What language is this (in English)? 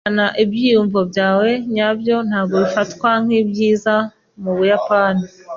Kinyarwanda